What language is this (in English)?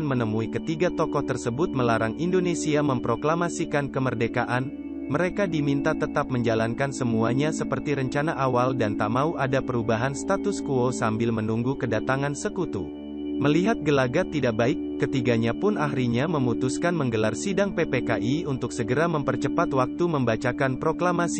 Indonesian